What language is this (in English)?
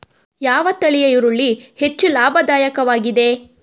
Kannada